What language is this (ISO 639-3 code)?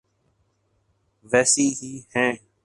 urd